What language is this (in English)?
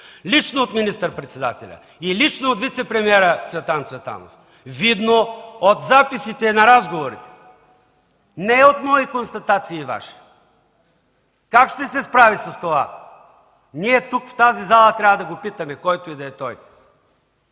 Bulgarian